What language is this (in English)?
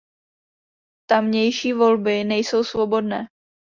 Czech